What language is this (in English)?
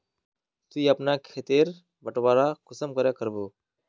Magahi